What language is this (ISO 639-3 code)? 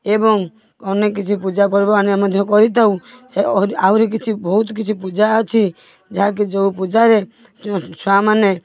ori